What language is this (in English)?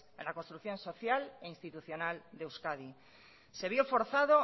Spanish